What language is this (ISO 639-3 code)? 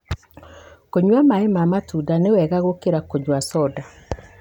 kik